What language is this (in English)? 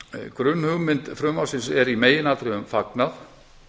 Icelandic